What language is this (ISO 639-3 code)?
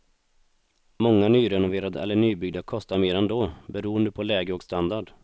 swe